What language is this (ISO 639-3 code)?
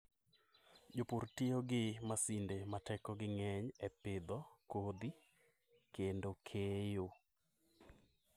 luo